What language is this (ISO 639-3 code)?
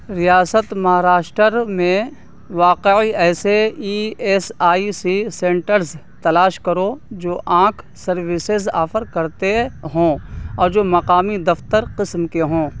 urd